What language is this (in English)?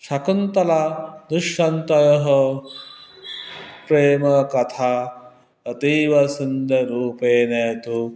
Sanskrit